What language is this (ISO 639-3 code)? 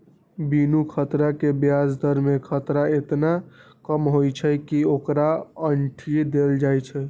mag